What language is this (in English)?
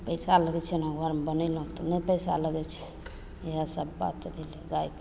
Maithili